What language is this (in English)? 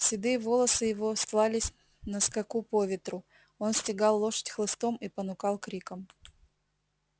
Russian